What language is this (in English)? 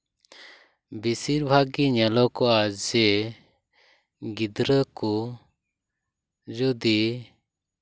Santali